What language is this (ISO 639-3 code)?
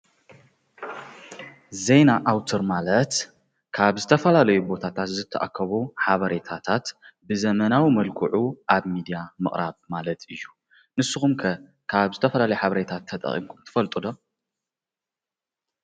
tir